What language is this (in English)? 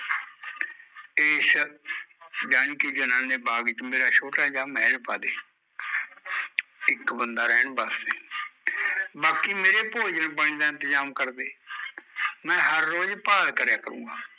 Punjabi